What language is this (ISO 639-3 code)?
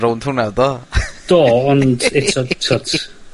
cym